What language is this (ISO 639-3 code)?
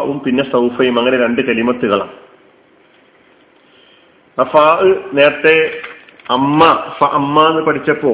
mal